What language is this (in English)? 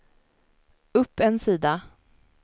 Swedish